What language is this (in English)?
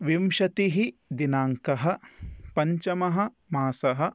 Sanskrit